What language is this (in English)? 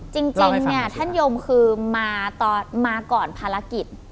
Thai